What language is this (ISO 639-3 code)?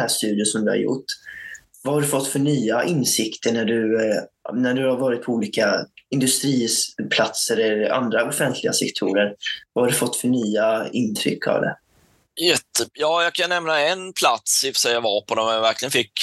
swe